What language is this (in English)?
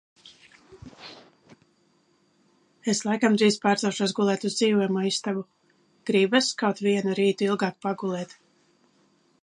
Latvian